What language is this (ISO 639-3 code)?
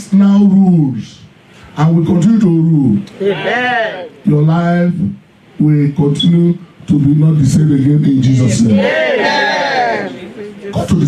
eng